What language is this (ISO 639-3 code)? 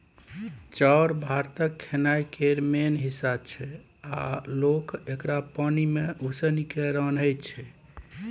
mai